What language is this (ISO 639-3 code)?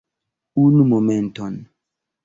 epo